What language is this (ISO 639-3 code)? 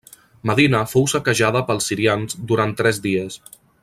cat